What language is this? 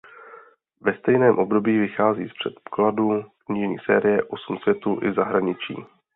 Czech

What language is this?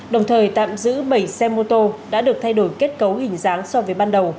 Vietnamese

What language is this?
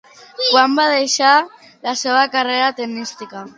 Catalan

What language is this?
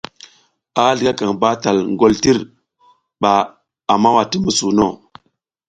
South Giziga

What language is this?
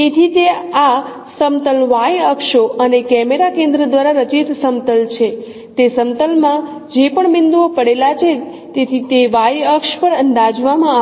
Gujarati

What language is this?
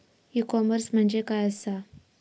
Marathi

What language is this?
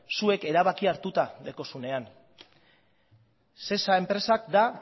Basque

